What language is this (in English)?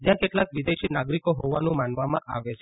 Gujarati